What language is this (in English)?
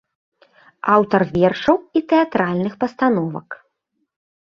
Belarusian